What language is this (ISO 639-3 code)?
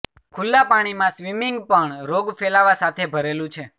guj